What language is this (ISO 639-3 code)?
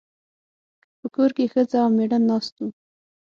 pus